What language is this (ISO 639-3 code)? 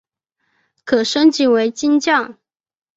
zho